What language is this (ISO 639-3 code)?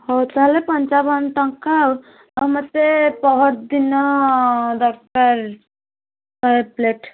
ori